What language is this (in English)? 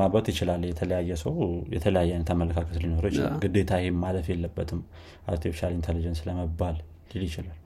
Amharic